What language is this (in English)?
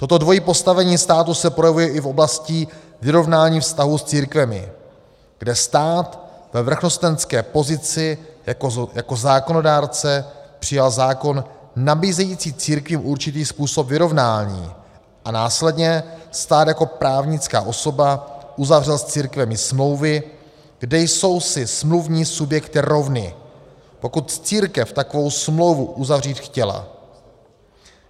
Czech